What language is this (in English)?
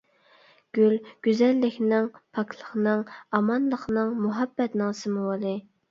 Uyghur